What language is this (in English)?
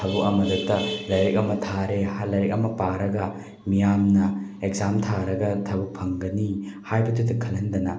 Manipuri